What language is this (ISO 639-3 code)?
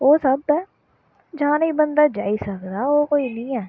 doi